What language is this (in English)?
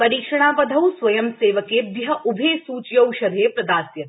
Sanskrit